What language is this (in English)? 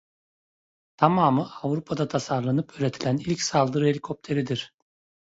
Turkish